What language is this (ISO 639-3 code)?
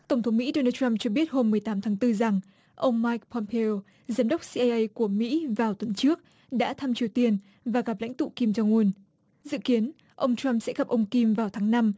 vie